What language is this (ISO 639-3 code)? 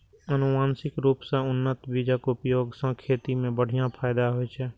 mai